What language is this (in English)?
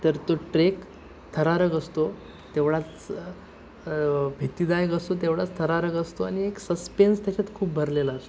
Marathi